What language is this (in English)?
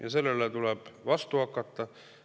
Estonian